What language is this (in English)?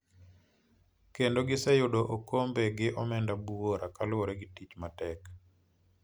Luo (Kenya and Tanzania)